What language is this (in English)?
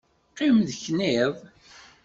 Kabyle